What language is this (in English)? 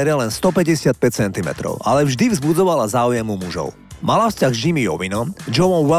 Slovak